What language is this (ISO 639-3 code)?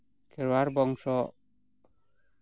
sat